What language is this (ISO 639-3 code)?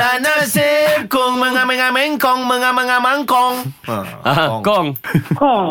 msa